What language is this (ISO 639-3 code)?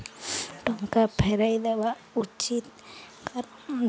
ori